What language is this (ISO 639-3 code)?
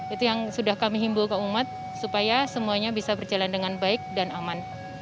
ind